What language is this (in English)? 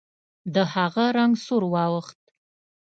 Pashto